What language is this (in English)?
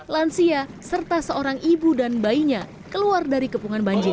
Indonesian